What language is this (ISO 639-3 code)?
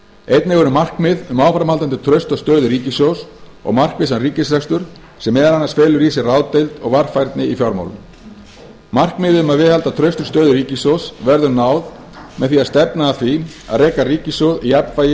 isl